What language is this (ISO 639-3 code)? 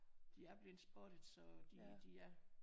dan